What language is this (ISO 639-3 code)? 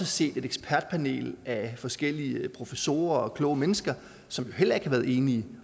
dan